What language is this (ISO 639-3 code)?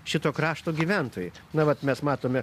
lit